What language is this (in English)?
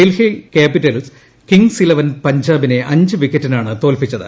Malayalam